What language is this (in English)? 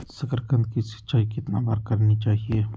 Magahi